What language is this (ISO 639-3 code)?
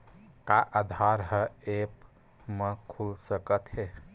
hne